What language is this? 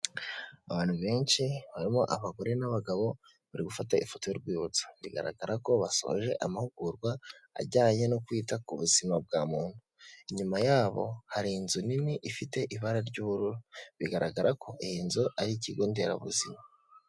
Kinyarwanda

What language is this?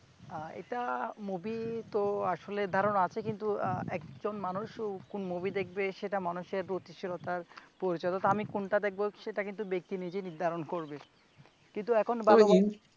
Bangla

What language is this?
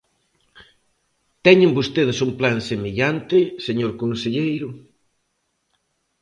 Galician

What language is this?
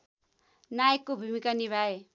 Nepali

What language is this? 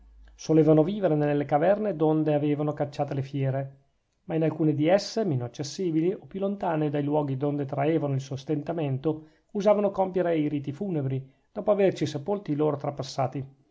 Italian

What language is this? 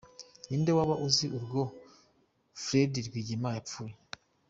Kinyarwanda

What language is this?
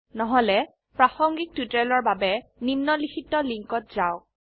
Assamese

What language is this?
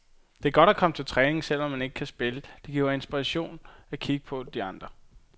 Danish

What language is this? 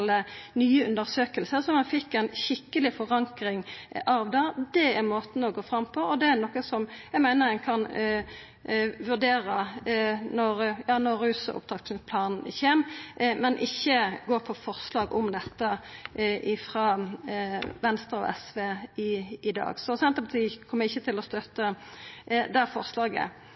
Norwegian Nynorsk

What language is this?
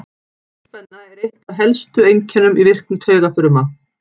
Icelandic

